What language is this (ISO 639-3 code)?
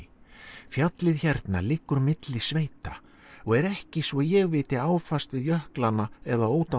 isl